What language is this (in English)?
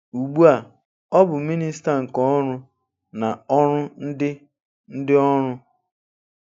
Igbo